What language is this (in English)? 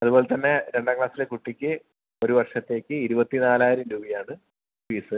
Malayalam